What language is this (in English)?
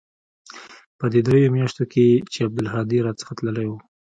Pashto